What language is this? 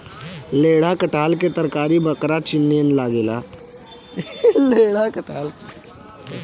Bhojpuri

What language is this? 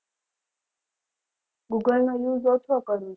Gujarati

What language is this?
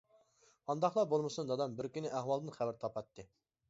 Uyghur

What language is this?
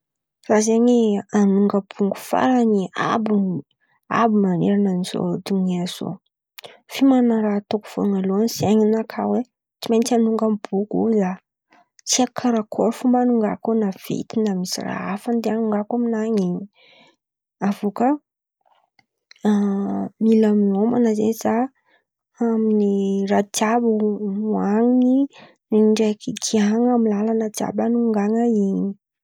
Antankarana Malagasy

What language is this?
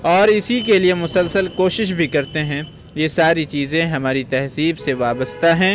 Urdu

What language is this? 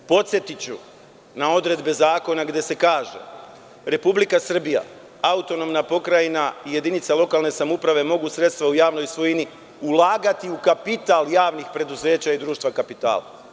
Serbian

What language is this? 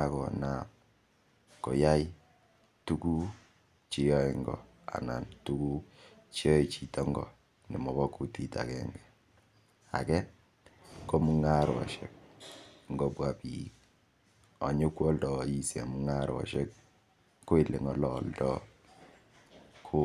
Kalenjin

